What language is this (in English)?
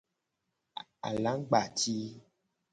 Gen